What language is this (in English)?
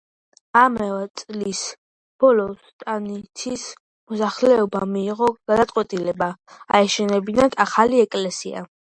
Georgian